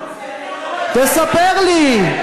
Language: Hebrew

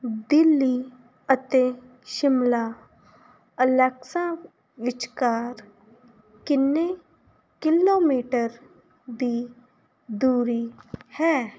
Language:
Punjabi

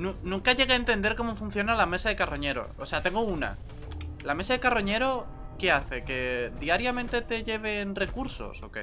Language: Spanish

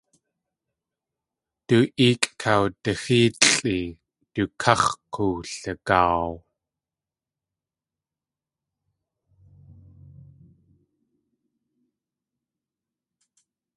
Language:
Tlingit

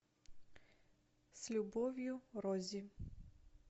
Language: Russian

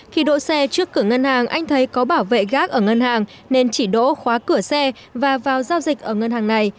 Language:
Vietnamese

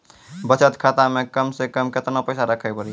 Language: Maithili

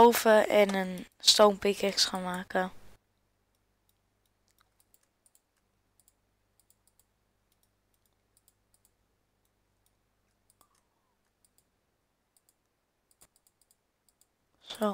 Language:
Dutch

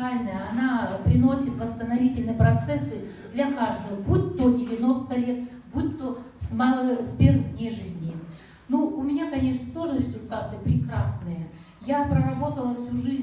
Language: Russian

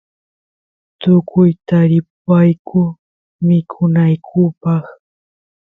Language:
Santiago del Estero Quichua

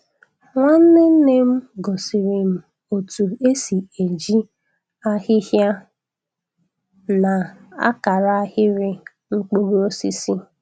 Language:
Igbo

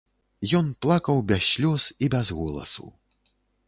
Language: Belarusian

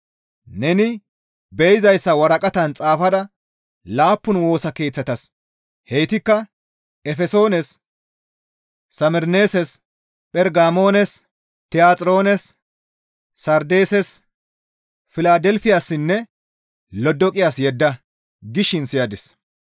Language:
Gamo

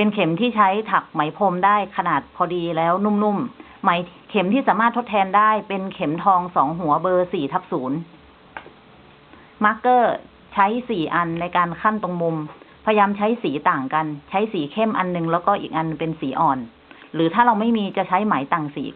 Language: Thai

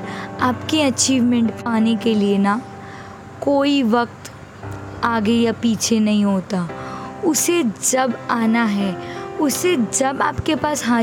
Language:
Hindi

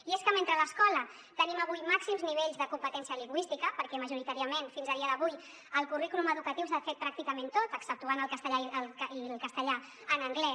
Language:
Catalan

